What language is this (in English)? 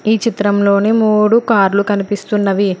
Telugu